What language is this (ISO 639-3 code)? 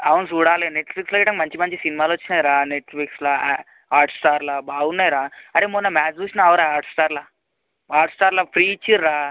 tel